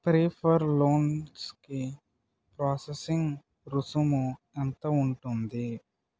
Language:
Telugu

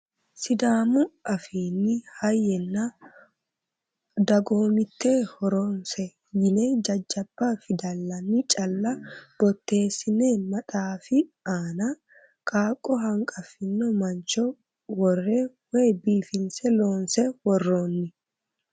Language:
Sidamo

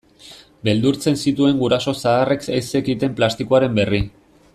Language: Basque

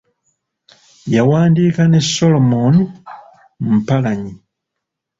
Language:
Ganda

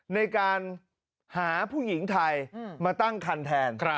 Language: Thai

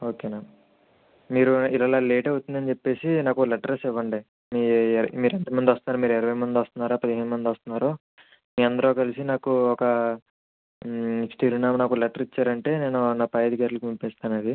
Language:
Telugu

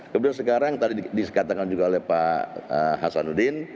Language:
Indonesian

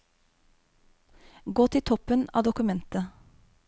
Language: Norwegian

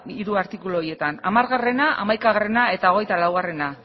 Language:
Basque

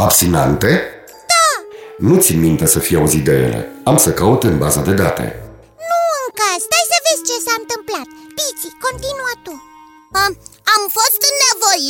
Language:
Romanian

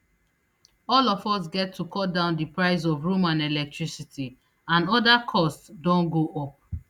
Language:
Nigerian Pidgin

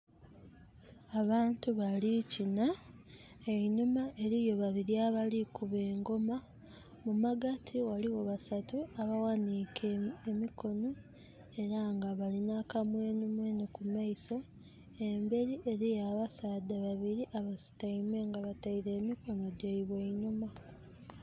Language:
Soga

